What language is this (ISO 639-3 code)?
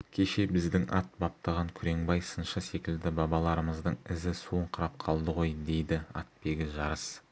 kaz